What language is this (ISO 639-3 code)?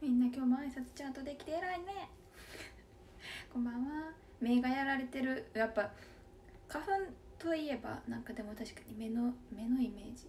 jpn